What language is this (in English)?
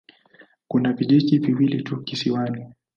Swahili